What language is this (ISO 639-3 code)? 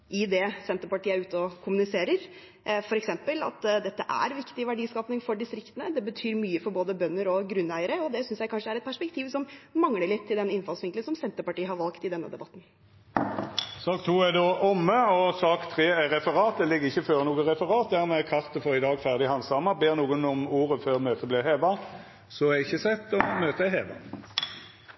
nor